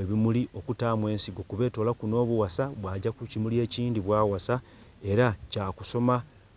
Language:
Soga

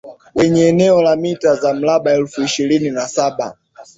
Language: Swahili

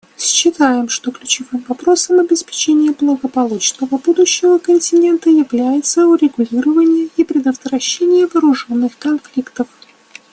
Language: Russian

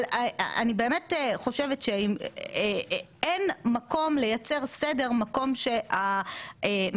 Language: Hebrew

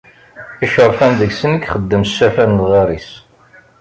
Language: Kabyle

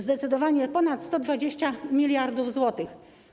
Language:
Polish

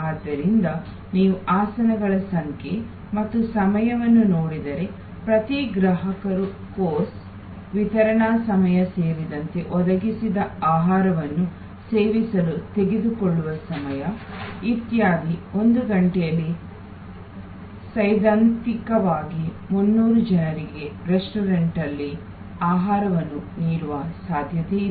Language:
Kannada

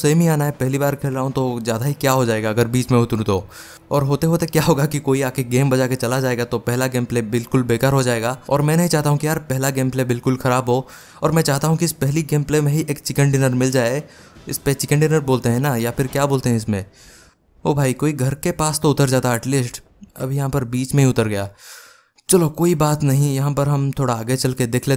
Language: Hindi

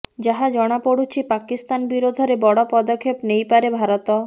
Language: Odia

